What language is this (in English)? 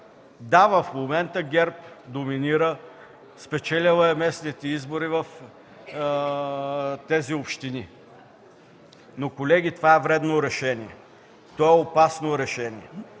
Bulgarian